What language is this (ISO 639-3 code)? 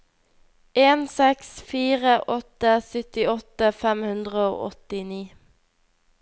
nor